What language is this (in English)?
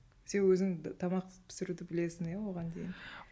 Kazakh